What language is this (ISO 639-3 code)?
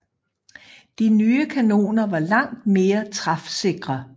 dan